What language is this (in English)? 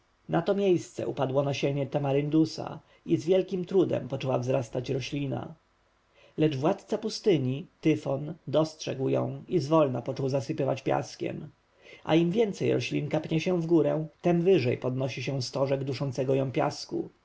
Polish